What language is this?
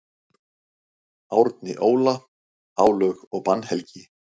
Icelandic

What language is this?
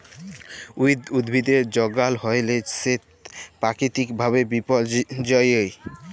Bangla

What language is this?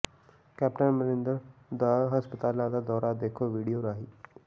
Punjabi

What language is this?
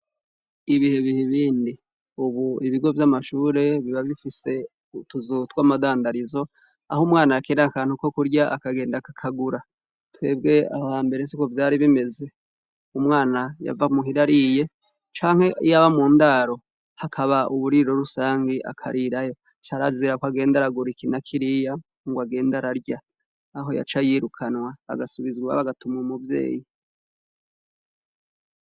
Rundi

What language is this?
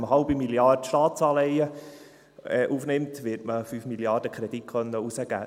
Swiss German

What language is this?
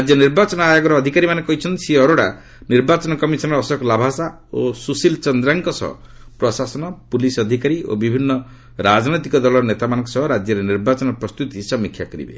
Odia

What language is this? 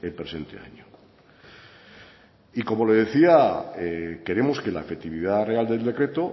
Spanish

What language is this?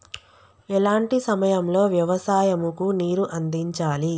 Telugu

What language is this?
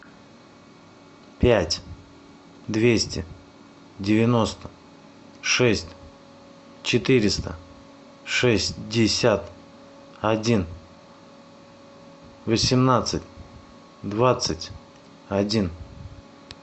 Russian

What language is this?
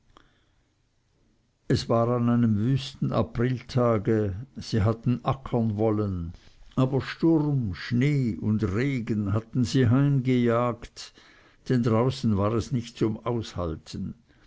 German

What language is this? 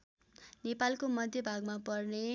Nepali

